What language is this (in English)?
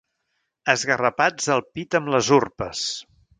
Catalan